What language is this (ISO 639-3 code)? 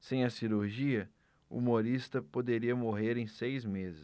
por